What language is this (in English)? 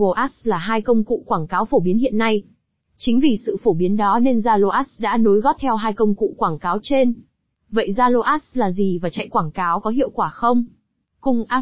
Vietnamese